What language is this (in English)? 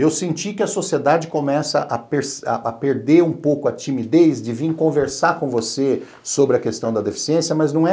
Portuguese